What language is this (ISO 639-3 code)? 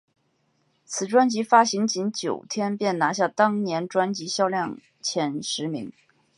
zho